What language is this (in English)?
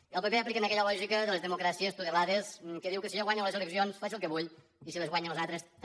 Catalan